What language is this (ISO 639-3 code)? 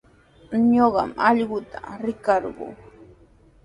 qws